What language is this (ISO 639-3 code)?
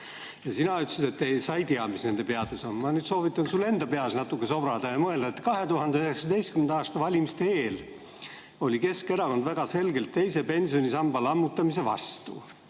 est